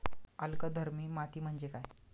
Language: Marathi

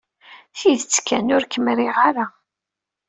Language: Kabyle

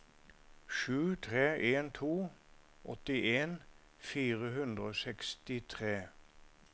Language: Norwegian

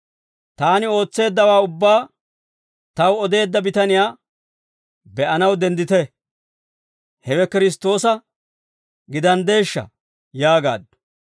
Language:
Dawro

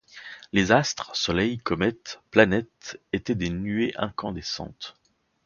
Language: French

